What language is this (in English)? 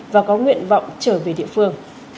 Vietnamese